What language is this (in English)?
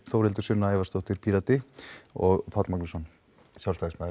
Icelandic